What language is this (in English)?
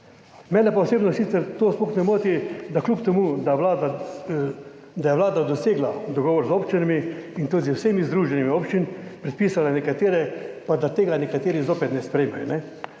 Slovenian